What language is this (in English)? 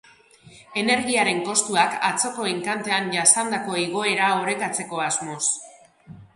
Basque